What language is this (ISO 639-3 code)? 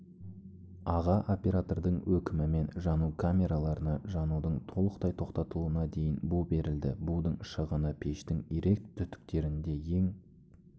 kaz